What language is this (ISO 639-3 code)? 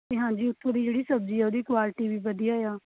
pan